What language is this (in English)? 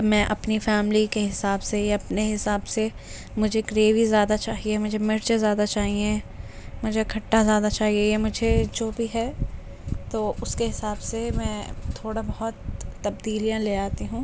Urdu